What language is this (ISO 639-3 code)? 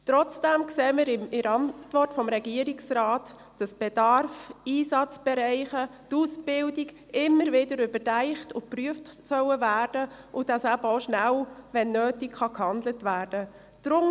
gsw